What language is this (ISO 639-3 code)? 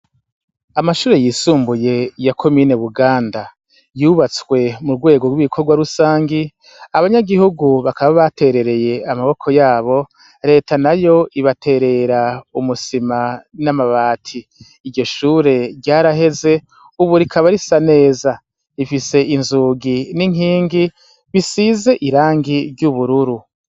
run